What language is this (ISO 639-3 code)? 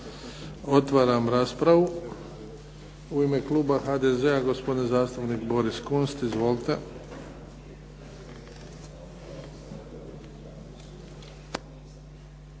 hrv